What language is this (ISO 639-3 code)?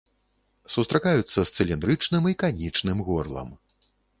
bel